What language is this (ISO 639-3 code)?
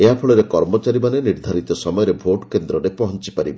ori